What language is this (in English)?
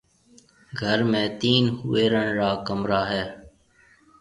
Marwari (Pakistan)